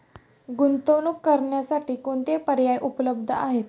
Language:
Marathi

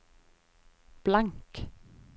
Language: Norwegian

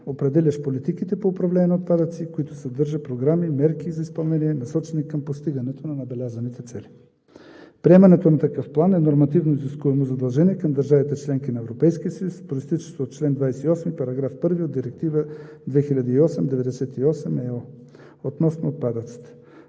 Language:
Bulgarian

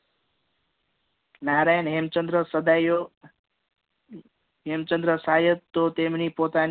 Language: Gujarati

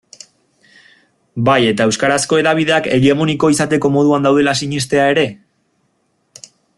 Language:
Basque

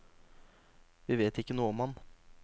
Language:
Norwegian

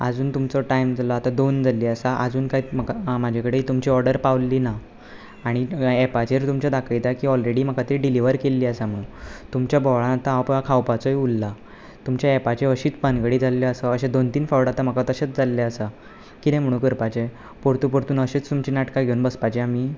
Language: Konkani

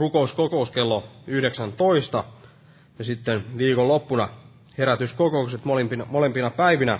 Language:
Finnish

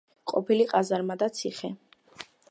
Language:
Georgian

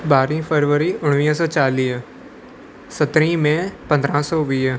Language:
Sindhi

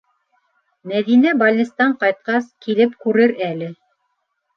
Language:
Bashkir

